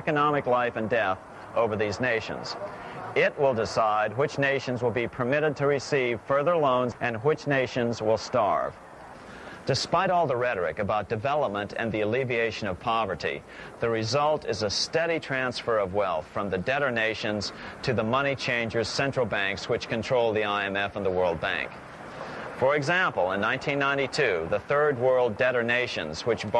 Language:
English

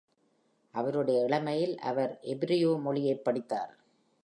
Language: Tamil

